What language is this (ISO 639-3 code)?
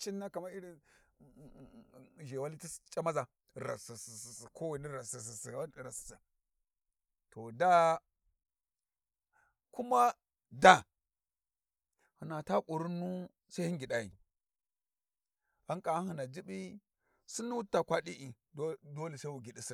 wji